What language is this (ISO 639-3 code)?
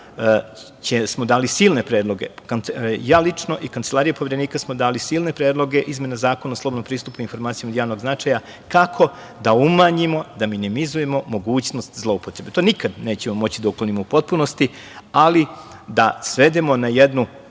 srp